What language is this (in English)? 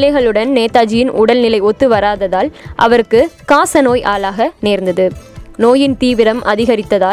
Tamil